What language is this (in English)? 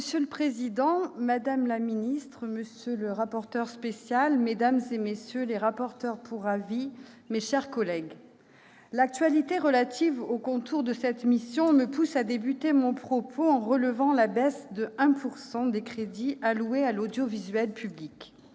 French